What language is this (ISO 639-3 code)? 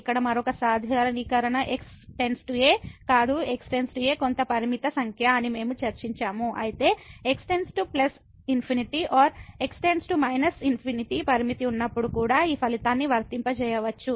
tel